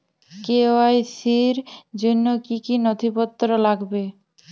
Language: Bangla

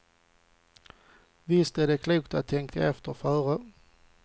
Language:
Swedish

